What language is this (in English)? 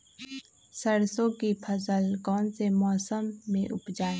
Magahi